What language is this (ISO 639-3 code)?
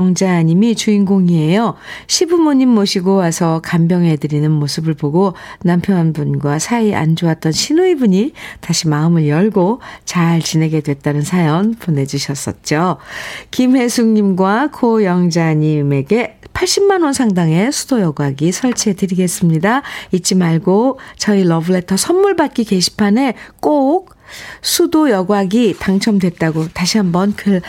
kor